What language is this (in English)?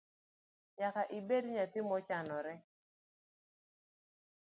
Luo (Kenya and Tanzania)